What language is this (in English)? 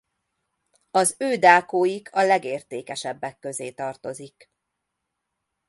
Hungarian